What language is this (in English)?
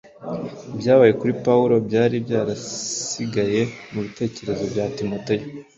Kinyarwanda